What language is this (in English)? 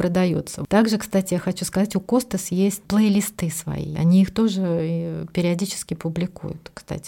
Russian